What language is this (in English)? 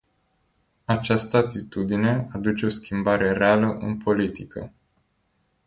Romanian